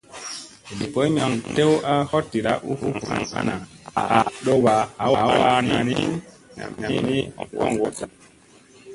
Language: Musey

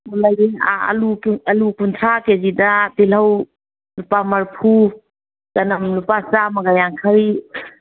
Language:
Manipuri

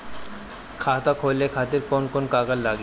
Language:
Bhojpuri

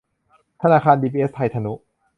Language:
Thai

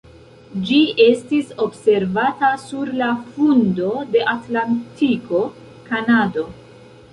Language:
Esperanto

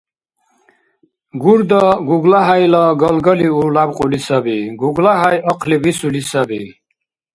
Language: Dargwa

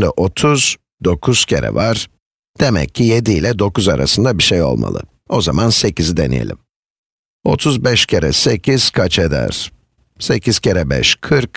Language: Turkish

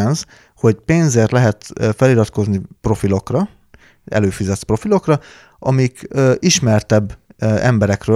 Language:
Hungarian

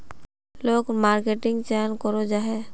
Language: Magahi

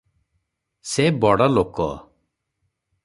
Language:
Odia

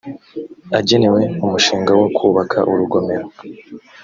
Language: Kinyarwanda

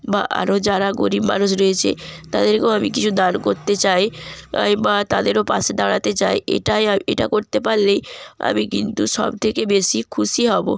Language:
Bangla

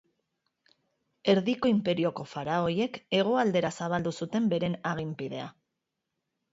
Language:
Basque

